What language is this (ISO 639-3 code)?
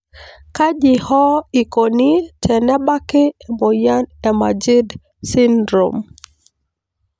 mas